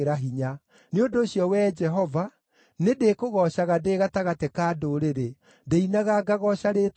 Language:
Kikuyu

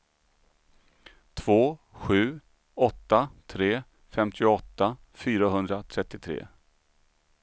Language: Swedish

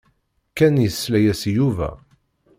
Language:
Kabyle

